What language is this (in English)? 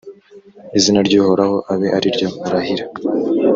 Kinyarwanda